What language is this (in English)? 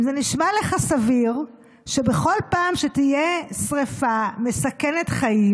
Hebrew